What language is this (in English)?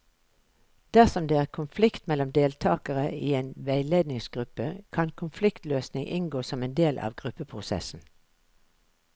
Norwegian